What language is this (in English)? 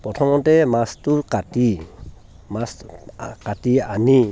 Assamese